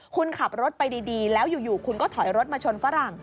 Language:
Thai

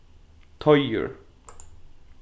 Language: Faroese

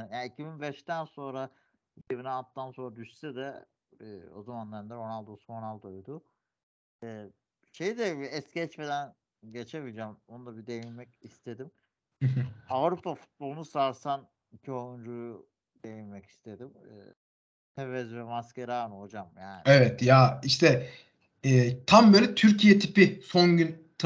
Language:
Turkish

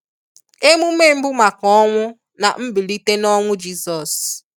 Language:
Igbo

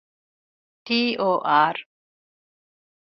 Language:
Divehi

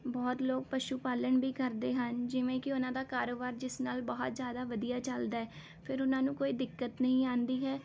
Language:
Punjabi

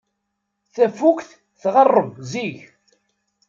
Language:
Kabyle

